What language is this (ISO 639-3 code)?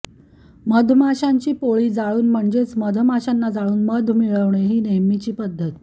mar